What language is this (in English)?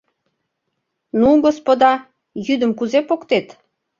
Mari